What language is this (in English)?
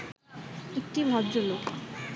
Bangla